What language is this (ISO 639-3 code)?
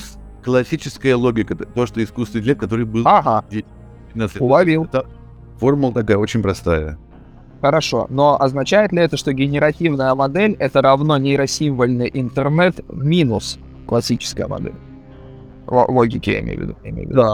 rus